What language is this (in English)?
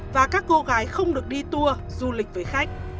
Vietnamese